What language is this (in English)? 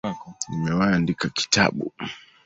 Swahili